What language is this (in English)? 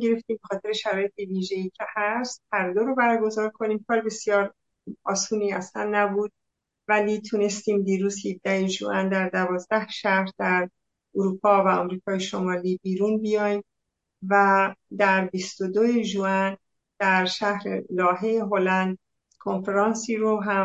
Persian